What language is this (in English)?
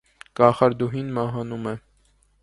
Armenian